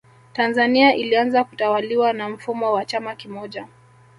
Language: Swahili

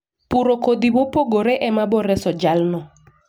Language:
Luo (Kenya and Tanzania)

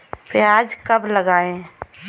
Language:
Hindi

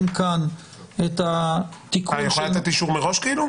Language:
Hebrew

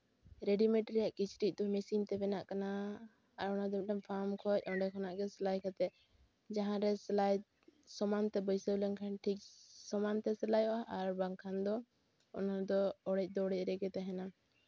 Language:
Santali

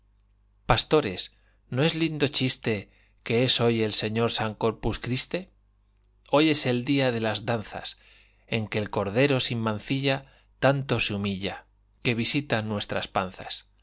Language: Spanish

